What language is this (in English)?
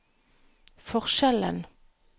Norwegian